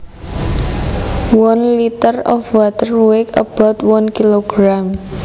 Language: Javanese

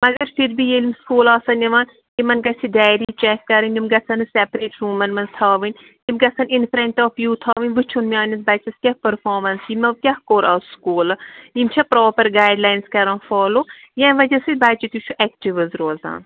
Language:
Kashmiri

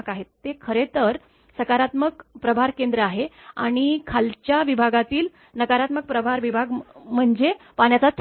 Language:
Marathi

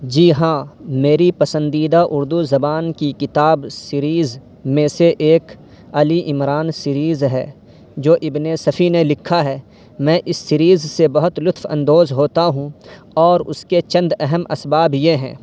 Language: Urdu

